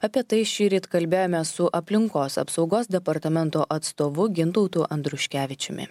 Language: Lithuanian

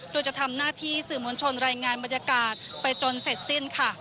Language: Thai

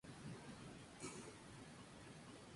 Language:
Spanish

